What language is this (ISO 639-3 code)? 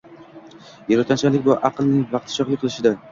uzb